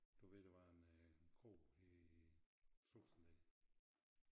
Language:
Danish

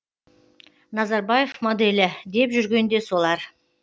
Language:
Kazakh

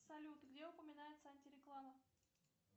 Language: Russian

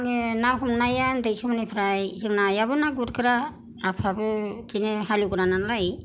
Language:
Bodo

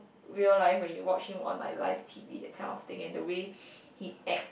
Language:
English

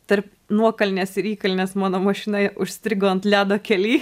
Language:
Lithuanian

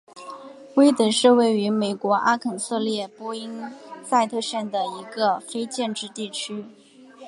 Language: Chinese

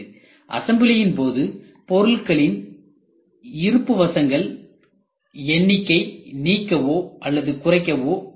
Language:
Tamil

